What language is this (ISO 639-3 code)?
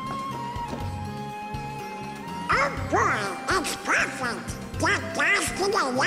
spa